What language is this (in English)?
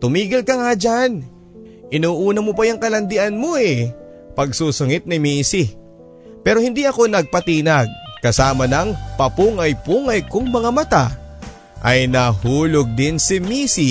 Filipino